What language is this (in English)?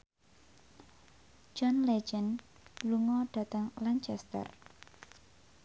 Javanese